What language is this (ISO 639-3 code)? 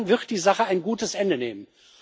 deu